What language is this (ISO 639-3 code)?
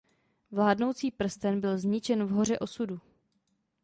ces